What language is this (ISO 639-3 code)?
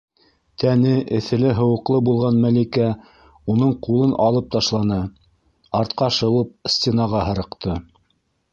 bak